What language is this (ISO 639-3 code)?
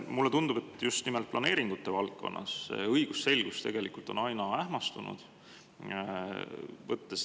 est